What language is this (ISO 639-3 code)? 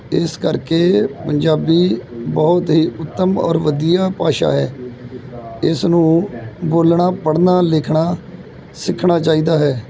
pan